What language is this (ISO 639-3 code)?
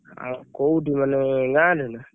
ori